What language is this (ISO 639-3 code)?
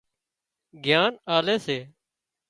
kxp